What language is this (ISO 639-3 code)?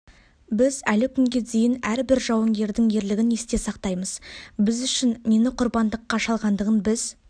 kaz